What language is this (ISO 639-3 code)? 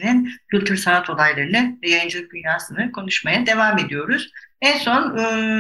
tur